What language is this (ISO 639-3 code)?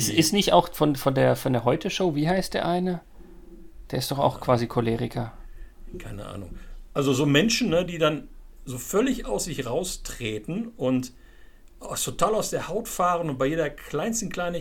deu